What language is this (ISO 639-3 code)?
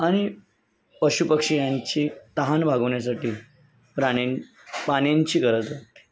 mar